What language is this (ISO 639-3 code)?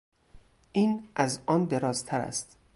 fas